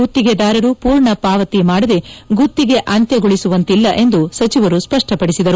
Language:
Kannada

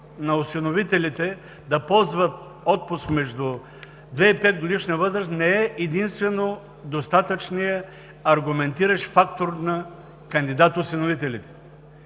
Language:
Bulgarian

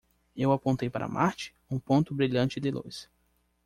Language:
Portuguese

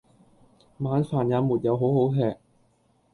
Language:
Cantonese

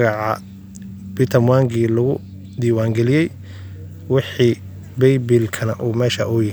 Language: Somali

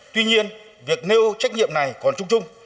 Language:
Vietnamese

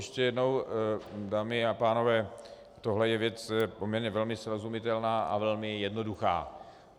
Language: Czech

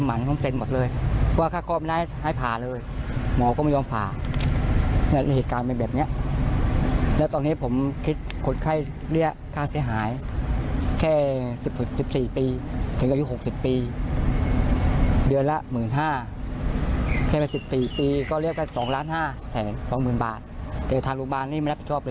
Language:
Thai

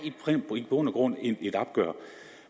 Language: Danish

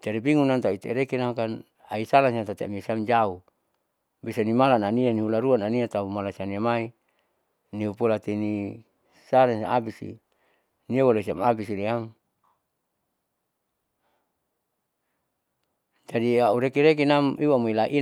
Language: Saleman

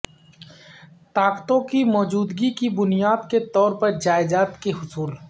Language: Urdu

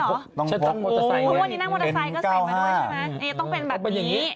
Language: Thai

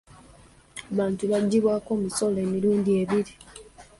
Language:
Ganda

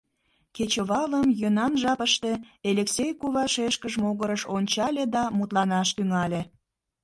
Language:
Mari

